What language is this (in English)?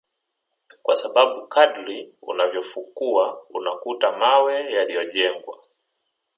Swahili